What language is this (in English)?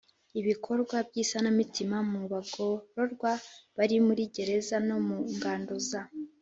Kinyarwanda